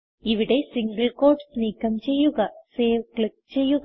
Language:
Malayalam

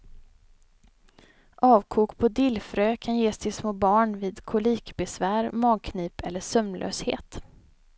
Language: Swedish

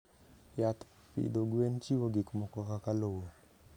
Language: Luo (Kenya and Tanzania)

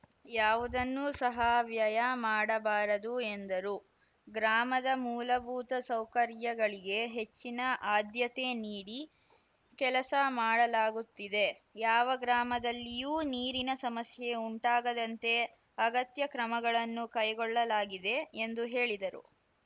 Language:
Kannada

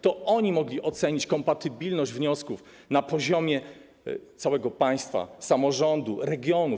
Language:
Polish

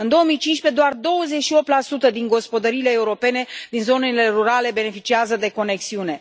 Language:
Romanian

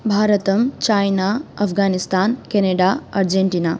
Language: Sanskrit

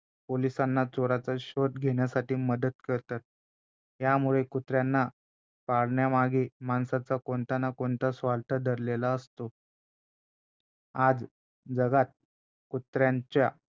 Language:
Marathi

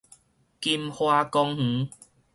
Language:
Min Nan Chinese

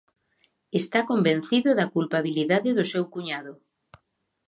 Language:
Galician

